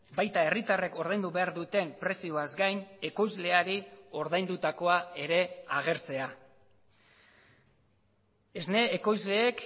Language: Basque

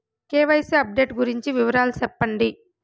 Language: Telugu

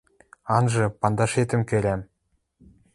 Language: Western Mari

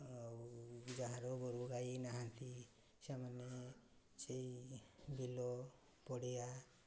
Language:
Odia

